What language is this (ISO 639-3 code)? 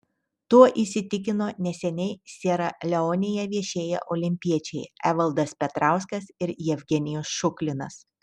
lit